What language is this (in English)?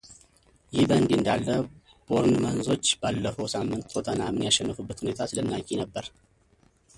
Amharic